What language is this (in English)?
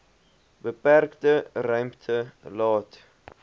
Afrikaans